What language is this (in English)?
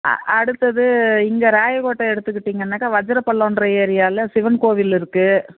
Tamil